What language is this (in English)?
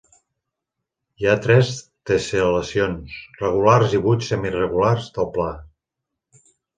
Catalan